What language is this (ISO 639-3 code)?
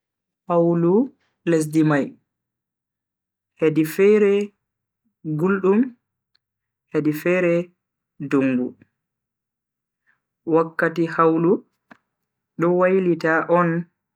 fui